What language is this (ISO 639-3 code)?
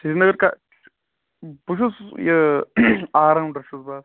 kas